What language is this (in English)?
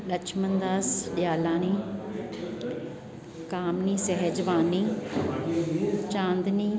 Sindhi